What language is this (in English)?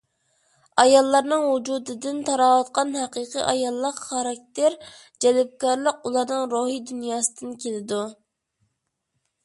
Uyghur